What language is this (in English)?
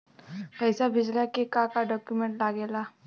Bhojpuri